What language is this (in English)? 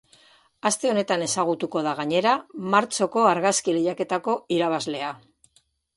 Basque